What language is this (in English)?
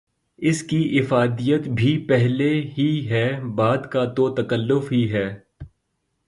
Urdu